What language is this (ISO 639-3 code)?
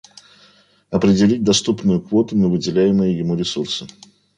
rus